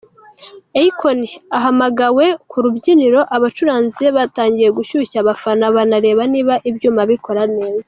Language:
Kinyarwanda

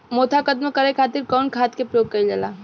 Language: Bhojpuri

